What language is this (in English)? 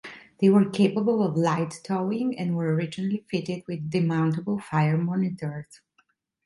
English